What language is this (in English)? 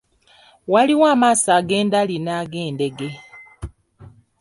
Ganda